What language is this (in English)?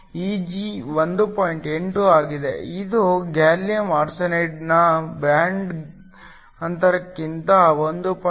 Kannada